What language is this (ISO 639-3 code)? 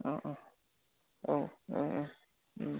brx